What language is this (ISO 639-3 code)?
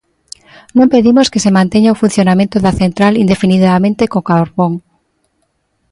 glg